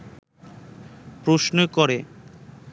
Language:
Bangla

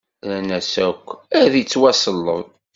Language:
Kabyle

